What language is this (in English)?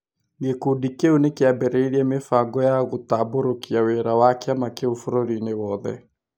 Kikuyu